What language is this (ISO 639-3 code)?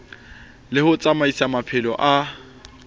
sot